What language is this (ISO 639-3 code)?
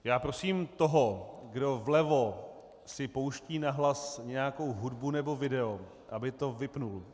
ces